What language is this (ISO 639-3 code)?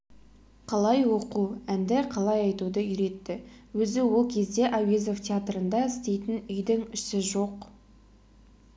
kaz